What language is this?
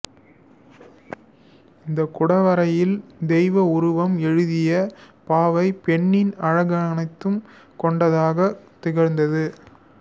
Tamil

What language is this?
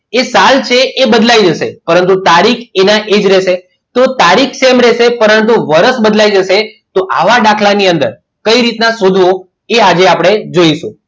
Gujarati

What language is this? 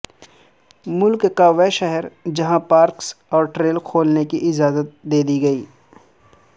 Urdu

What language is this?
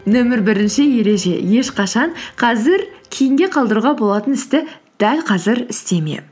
Kazakh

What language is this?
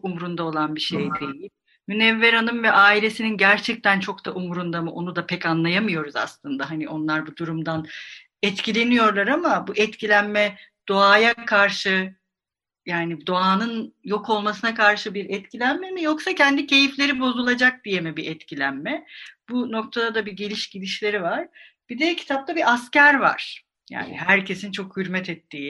Turkish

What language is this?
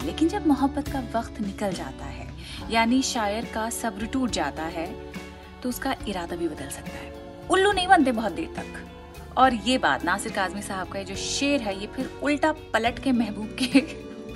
Hindi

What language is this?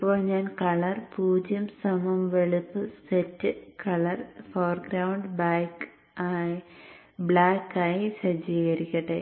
Malayalam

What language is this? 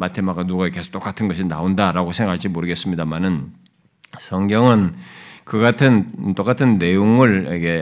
Korean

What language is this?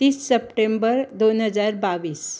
Konkani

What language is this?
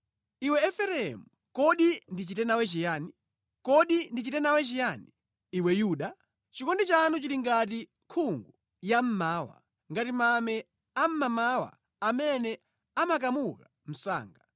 Nyanja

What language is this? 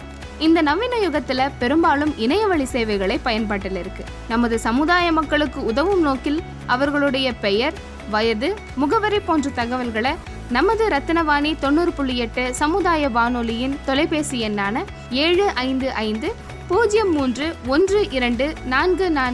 Tamil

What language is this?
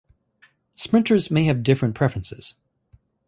English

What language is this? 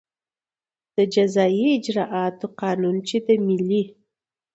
Pashto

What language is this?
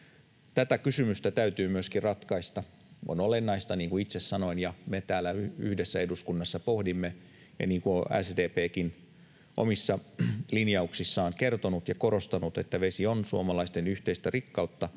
Finnish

